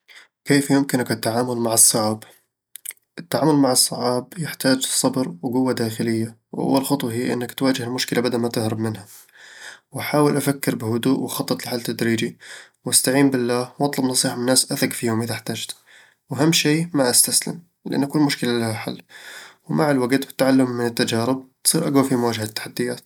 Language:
Eastern Egyptian Bedawi Arabic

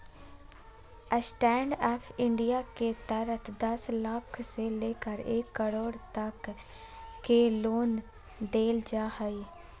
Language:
Magahi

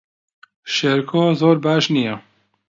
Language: Central Kurdish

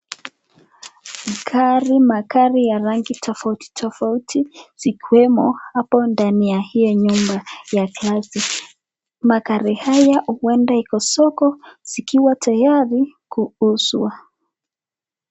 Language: Swahili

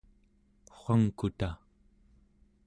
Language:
Central Yupik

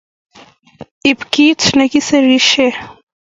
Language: Kalenjin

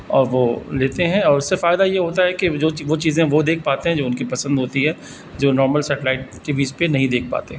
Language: Urdu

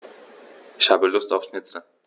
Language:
German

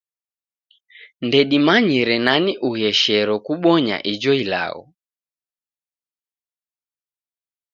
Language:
Taita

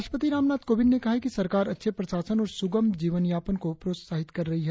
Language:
Hindi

